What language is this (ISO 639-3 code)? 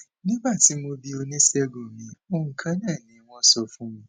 yor